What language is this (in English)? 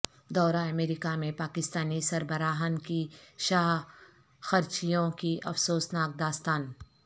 Urdu